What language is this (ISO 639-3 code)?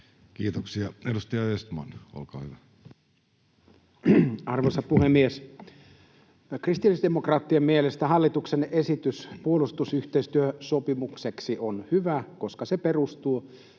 fin